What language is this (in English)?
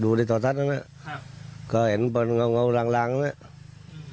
Thai